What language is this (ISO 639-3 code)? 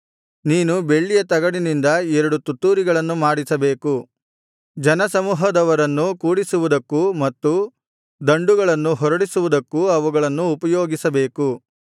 kan